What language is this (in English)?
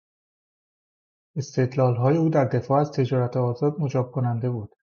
Persian